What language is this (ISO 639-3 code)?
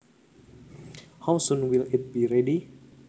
jav